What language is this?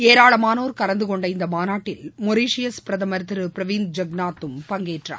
Tamil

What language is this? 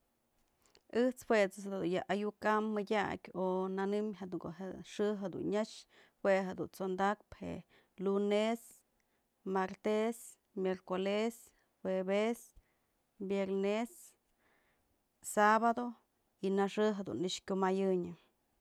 Mazatlán Mixe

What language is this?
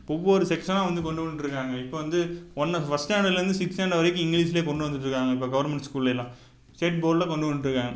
Tamil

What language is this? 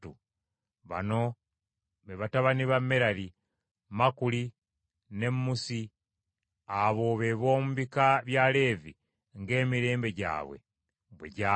Ganda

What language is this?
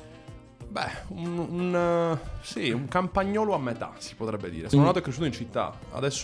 Italian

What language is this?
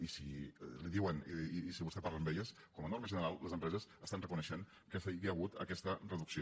Catalan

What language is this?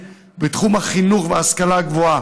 Hebrew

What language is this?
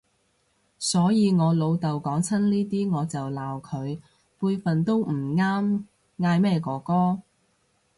Cantonese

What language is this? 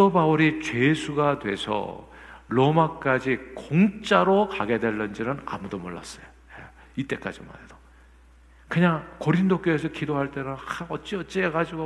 Korean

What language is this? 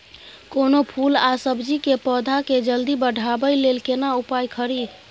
Maithili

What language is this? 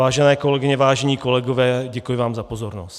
Czech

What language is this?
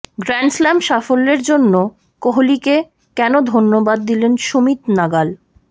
Bangla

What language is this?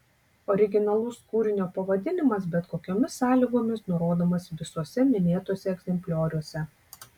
Lithuanian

